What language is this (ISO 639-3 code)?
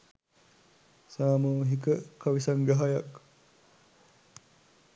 sin